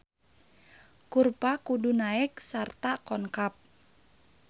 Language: Sundanese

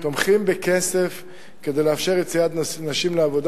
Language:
Hebrew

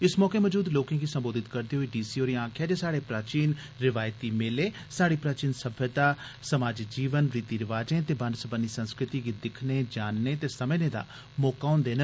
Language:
Dogri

